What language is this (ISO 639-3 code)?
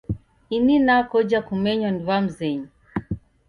dav